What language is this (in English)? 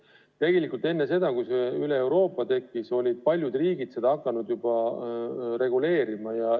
Estonian